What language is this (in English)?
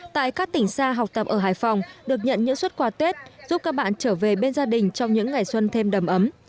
Vietnamese